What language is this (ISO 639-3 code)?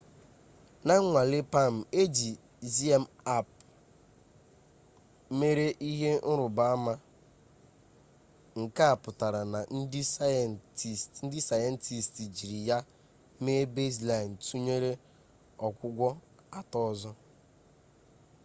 ibo